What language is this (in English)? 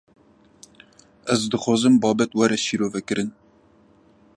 Kurdish